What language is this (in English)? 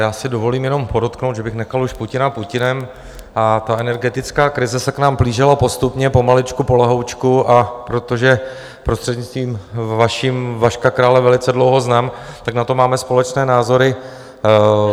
Czech